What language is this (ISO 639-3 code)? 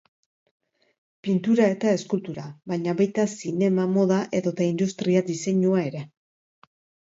eus